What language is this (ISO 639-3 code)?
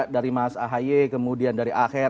ind